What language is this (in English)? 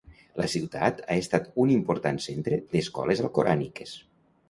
Catalan